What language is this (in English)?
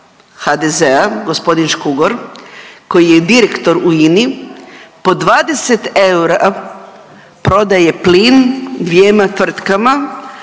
Croatian